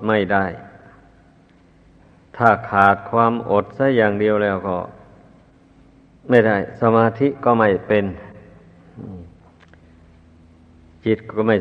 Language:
Thai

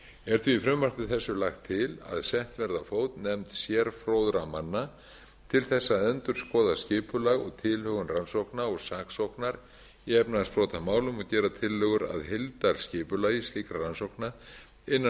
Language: Icelandic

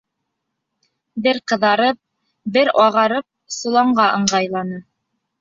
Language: Bashkir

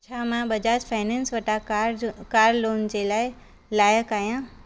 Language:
Sindhi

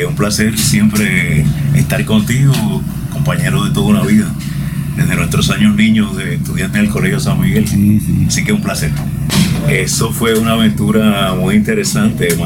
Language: Spanish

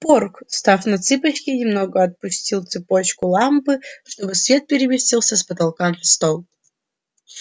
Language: Russian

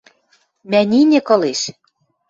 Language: Western Mari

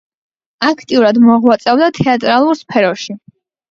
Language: Georgian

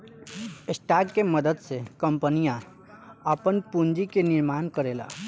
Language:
Bhojpuri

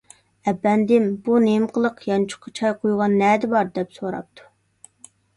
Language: Uyghur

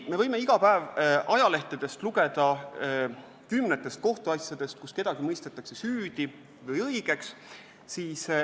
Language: Estonian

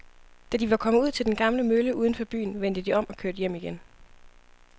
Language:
Danish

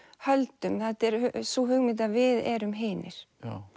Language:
Icelandic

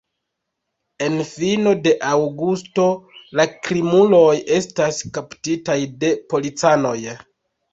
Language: Esperanto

